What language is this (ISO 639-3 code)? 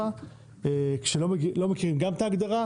heb